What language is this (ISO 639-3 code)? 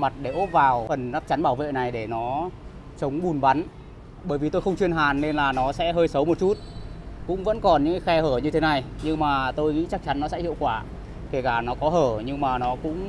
vie